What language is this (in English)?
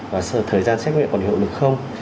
Vietnamese